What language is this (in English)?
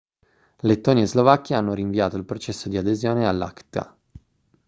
Italian